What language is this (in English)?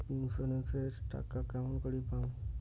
Bangla